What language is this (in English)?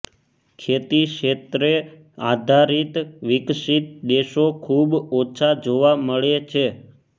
Gujarati